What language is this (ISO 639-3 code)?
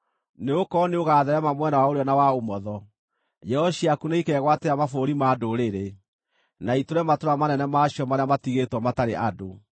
kik